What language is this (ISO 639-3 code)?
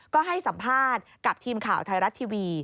tha